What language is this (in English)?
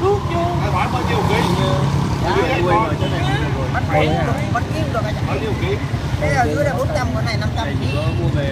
Vietnamese